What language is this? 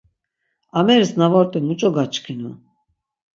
Laz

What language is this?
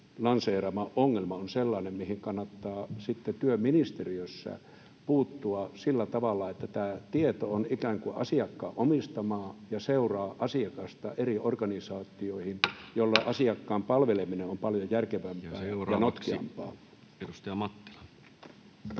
Finnish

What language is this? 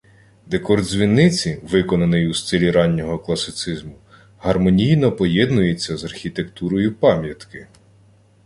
Ukrainian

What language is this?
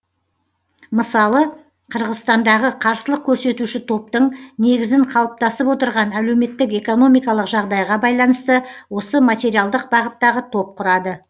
Kazakh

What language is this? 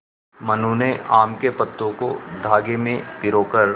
Hindi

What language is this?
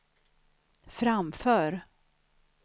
Swedish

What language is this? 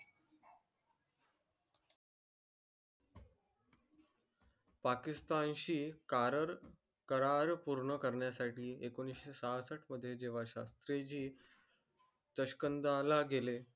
Marathi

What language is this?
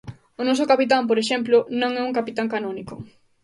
Galician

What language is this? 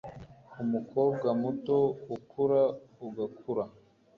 Kinyarwanda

